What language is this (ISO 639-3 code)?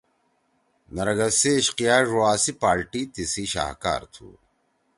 trw